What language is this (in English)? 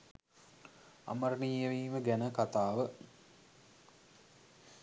Sinhala